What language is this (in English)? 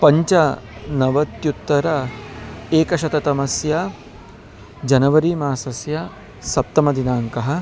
Sanskrit